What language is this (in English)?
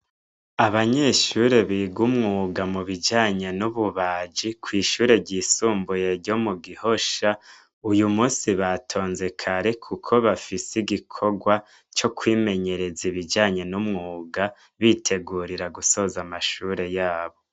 Rundi